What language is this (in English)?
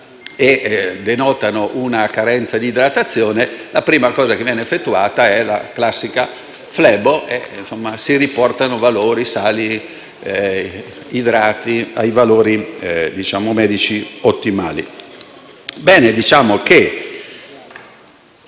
Italian